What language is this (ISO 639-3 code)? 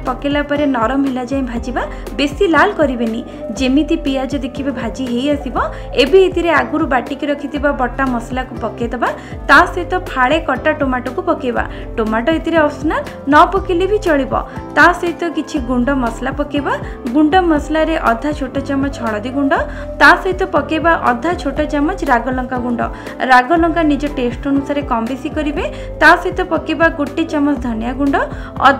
pan